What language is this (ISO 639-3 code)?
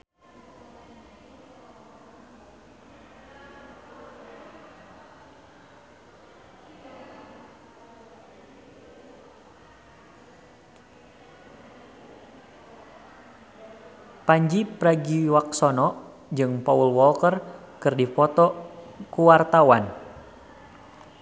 sun